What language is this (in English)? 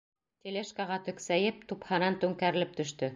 Bashkir